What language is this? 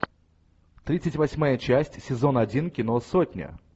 Russian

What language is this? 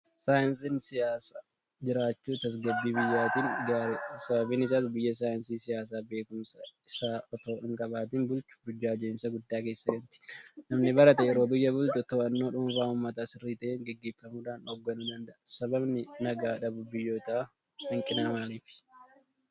Oromo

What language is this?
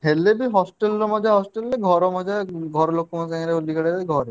Odia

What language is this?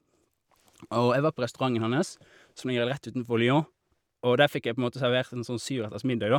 Norwegian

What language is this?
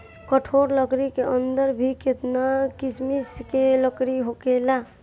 Bhojpuri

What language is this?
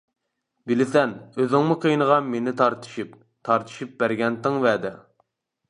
Uyghur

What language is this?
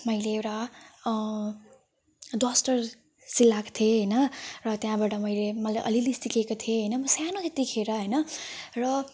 Nepali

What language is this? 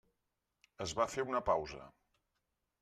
Catalan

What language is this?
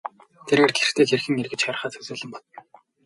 Mongolian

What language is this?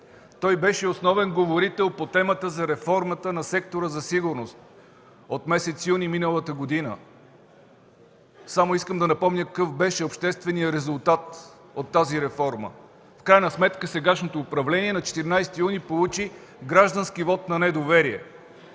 Bulgarian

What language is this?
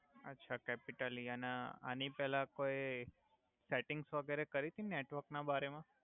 Gujarati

